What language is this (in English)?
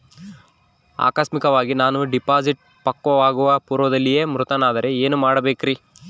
Kannada